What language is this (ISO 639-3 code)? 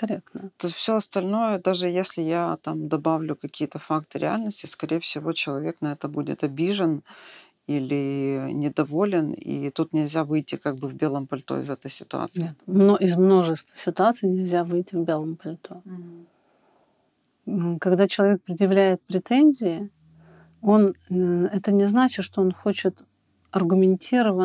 rus